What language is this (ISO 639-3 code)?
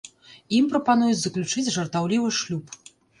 bel